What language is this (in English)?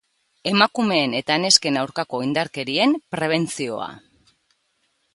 Basque